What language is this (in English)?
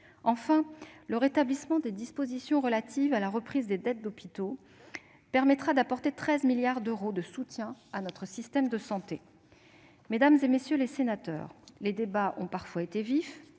French